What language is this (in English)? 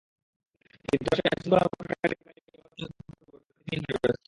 Bangla